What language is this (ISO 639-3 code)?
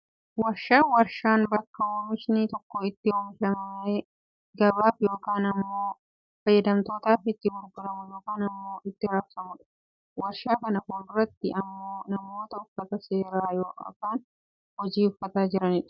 orm